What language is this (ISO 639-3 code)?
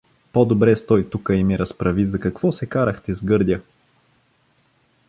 bul